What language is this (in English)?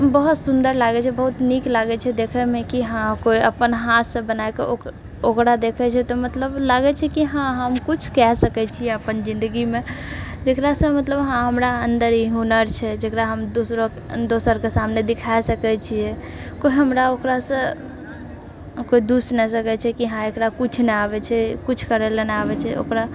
Maithili